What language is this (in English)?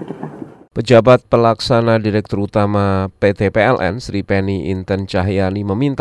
Indonesian